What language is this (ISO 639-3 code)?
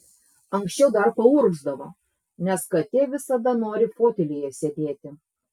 lit